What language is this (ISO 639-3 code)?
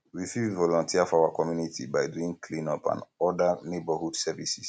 pcm